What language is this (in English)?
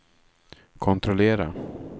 Swedish